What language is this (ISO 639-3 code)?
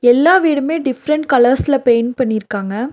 tam